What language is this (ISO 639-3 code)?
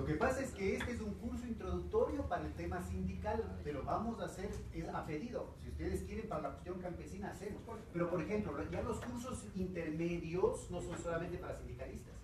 spa